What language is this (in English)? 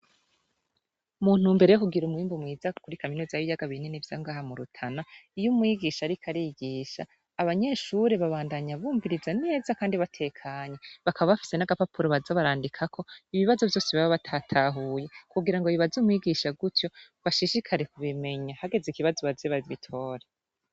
Rundi